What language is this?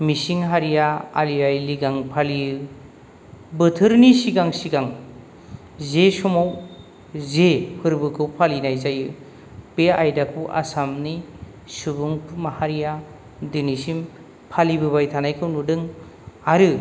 Bodo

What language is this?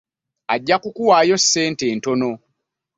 Ganda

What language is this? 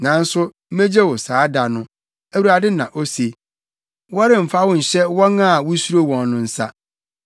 Akan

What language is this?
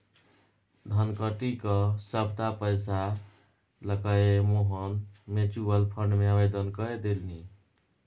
Maithili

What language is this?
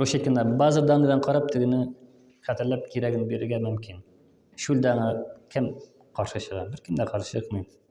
Turkish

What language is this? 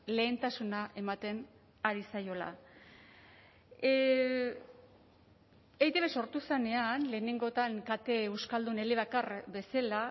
Basque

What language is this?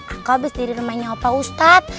Indonesian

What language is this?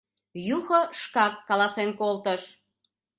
Mari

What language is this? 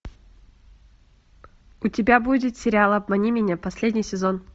Russian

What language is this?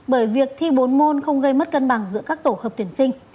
Vietnamese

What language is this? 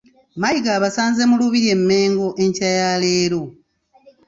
Ganda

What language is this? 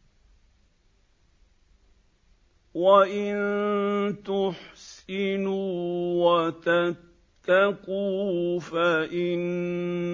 Arabic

